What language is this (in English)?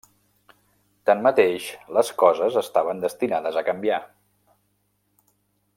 Catalan